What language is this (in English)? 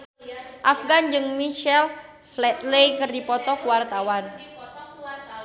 Sundanese